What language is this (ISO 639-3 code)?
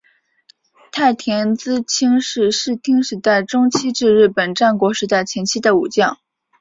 zho